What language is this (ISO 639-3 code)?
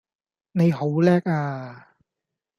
yue